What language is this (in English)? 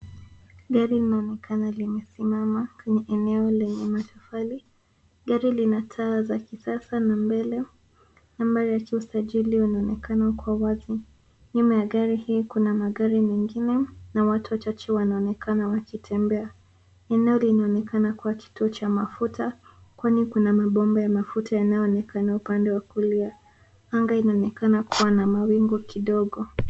Swahili